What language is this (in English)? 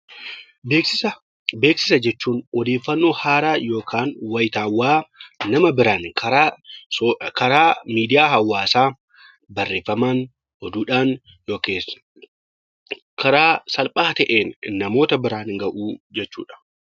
Oromo